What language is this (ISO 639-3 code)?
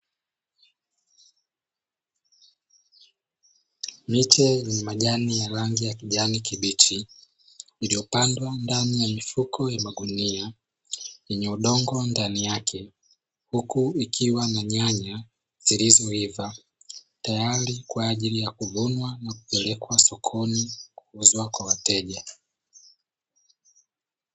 swa